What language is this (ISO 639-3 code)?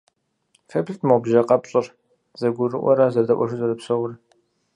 kbd